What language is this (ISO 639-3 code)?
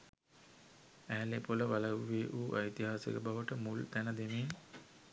sin